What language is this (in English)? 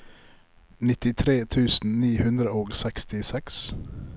Norwegian